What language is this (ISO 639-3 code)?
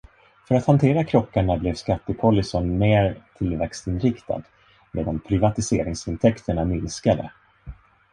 swe